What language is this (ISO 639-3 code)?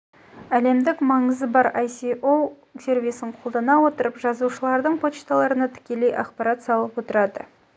kaz